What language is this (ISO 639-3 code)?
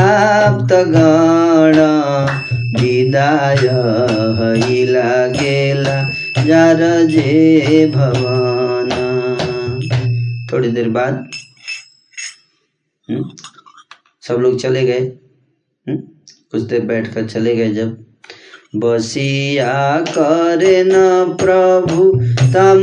hin